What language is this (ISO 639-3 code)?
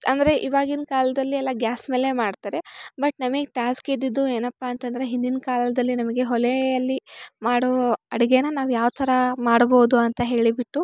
kan